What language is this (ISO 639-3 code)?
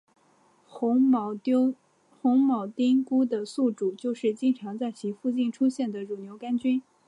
zho